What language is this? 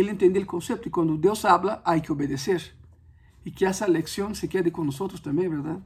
Spanish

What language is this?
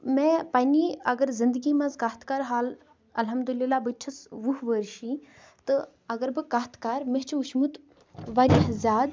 Kashmiri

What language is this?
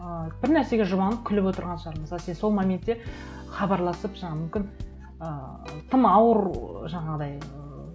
Kazakh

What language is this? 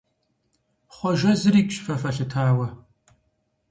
Kabardian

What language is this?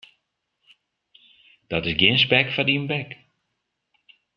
Western Frisian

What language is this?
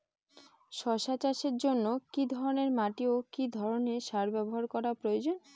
Bangla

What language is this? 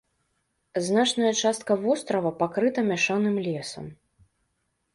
Belarusian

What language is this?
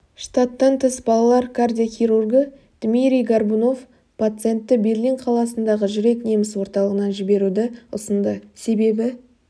Kazakh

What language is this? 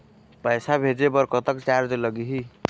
Chhattisgarhi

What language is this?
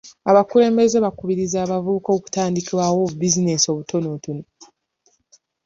Ganda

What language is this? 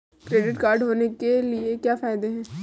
Hindi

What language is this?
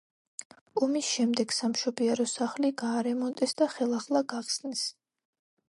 Georgian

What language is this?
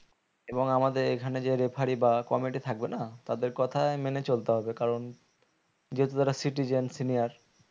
Bangla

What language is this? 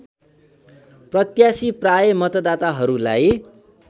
Nepali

